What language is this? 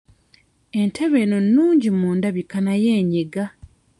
Ganda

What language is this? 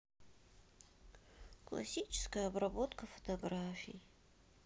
Russian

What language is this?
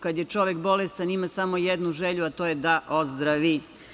Serbian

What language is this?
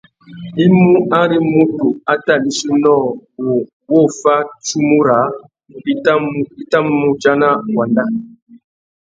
Tuki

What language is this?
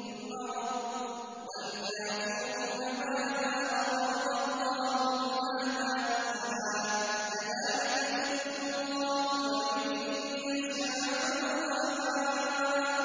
Arabic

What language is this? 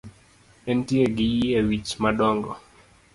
Luo (Kenya and Tanzania)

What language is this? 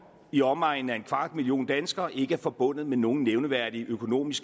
Danish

